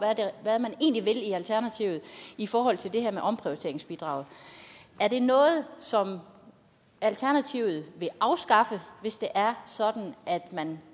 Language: Danish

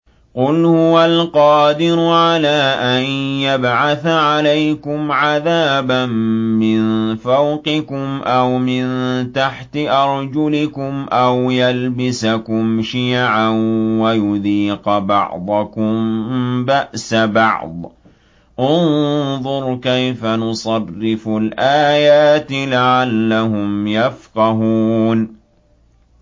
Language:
Arabic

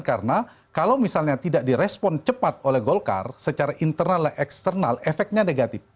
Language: Indonesian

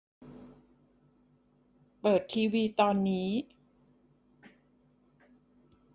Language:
Thai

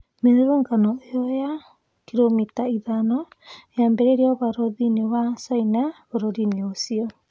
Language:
Kikuyu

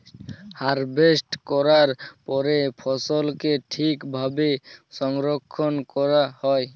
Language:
Bangla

